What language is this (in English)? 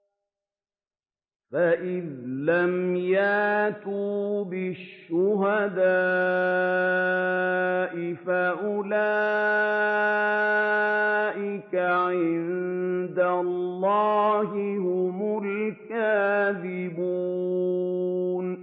Arabic